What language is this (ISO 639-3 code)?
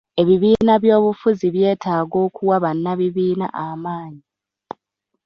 lug